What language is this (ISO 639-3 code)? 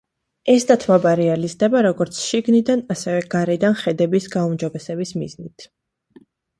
kat